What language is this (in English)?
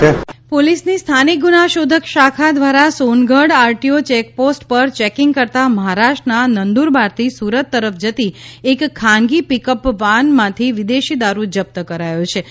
Gujarati